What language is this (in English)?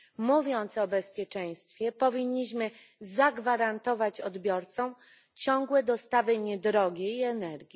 Polish